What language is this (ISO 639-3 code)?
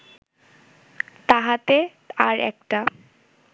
ben